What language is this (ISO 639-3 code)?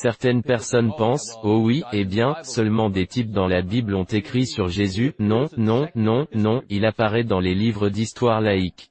fra